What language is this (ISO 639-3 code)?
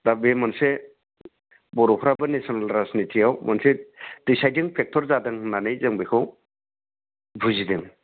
brx